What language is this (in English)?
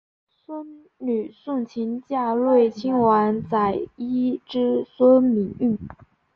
Chinese